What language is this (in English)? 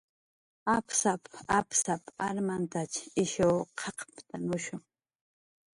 Jaqaru